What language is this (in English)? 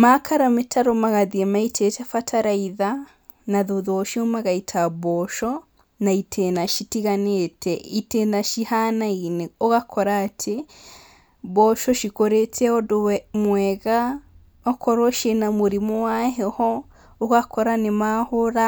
Kikuyu